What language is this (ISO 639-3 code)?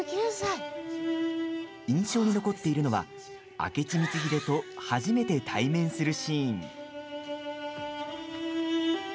jpn